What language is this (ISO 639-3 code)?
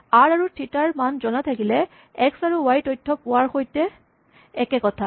asm